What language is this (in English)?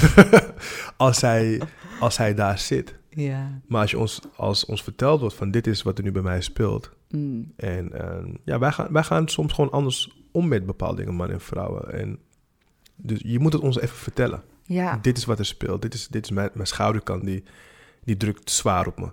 Dutch